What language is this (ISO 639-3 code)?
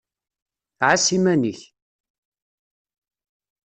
kab